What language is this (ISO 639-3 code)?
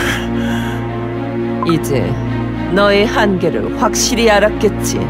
kor